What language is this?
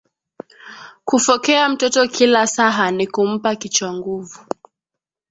Swahili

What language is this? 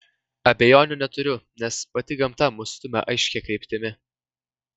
Lithuanian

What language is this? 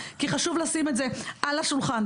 Hebrew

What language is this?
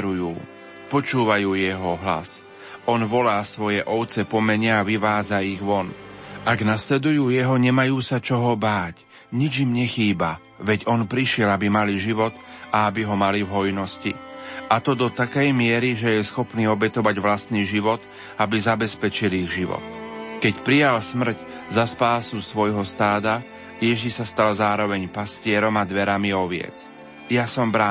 Slovak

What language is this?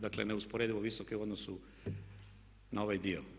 Croatian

